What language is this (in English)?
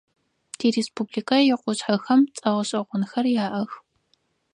Adyghe